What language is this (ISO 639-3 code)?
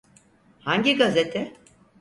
tur